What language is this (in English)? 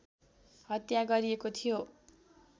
Nepali